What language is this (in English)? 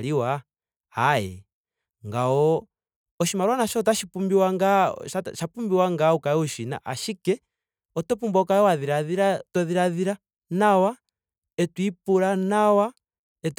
Ndonga